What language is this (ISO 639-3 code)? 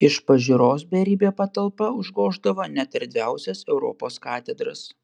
lit